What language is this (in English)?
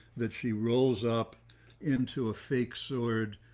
English